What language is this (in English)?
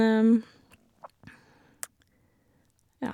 Norwegian